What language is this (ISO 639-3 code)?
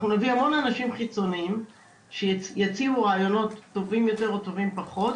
heb